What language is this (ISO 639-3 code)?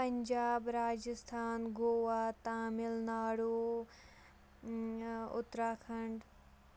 kas